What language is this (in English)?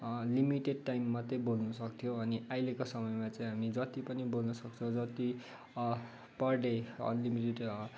Nepali